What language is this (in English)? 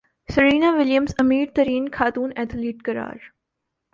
Urdu